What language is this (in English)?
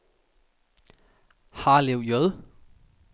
Danish